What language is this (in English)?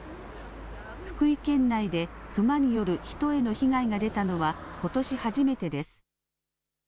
Japanese